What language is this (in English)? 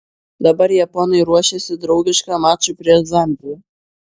Lithuanian